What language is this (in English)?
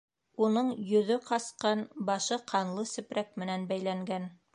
Bashkir